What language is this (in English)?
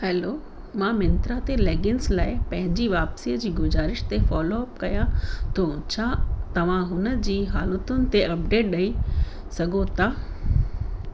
Sindhi